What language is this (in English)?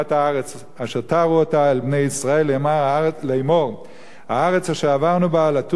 Hebrew